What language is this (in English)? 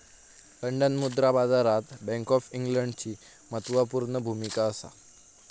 Marathi